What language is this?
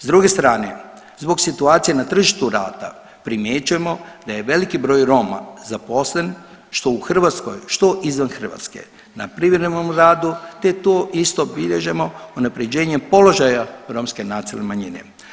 Croatian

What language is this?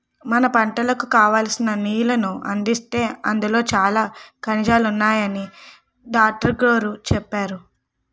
Telugu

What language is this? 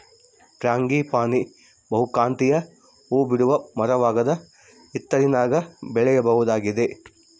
Kannada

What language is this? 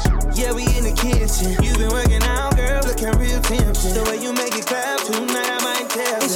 English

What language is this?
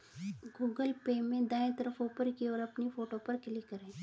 Hindi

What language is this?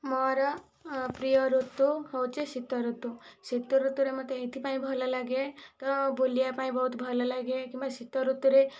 Odia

